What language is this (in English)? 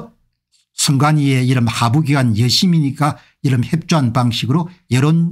Korean